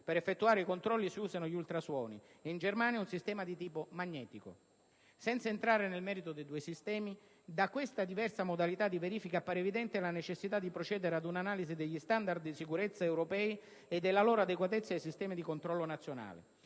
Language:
Italian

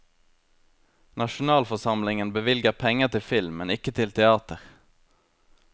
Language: Norwegian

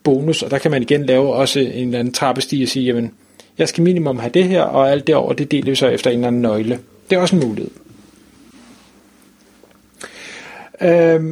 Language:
Danish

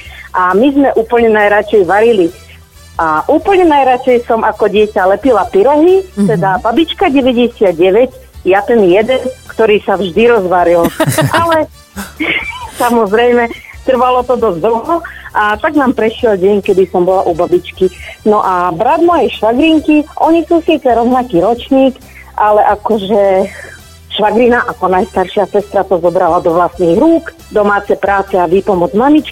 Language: Slovak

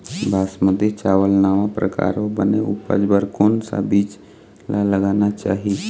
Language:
Chhattisgarhi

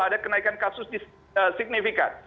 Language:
Indonesian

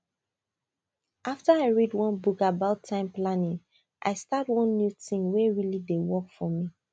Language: Nigerian Pidgin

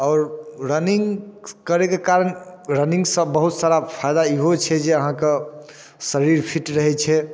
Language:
Maithili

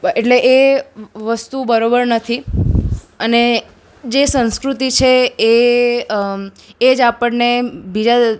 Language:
Gujarati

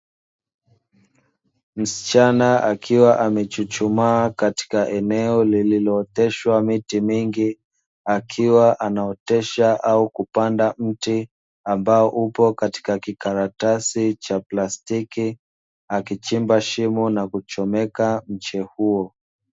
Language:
Swahili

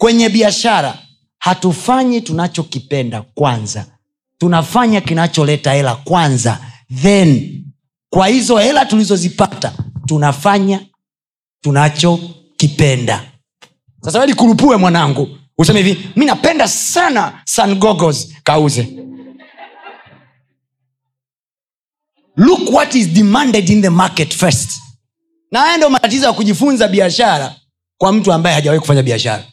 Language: Swahili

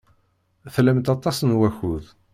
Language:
Kabyle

